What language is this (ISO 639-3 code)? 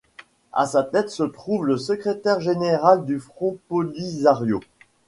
fra